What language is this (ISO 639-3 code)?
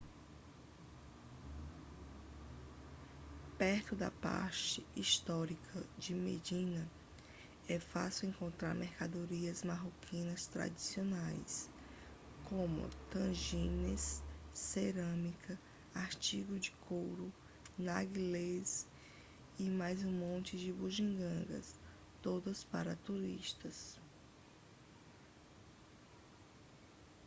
por